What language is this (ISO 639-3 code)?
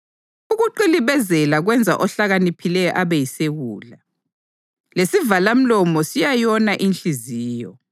nde